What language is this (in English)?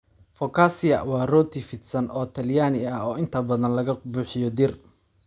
Somali